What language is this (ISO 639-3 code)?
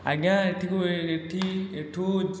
ori